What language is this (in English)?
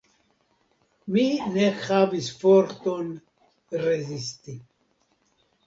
Esperanto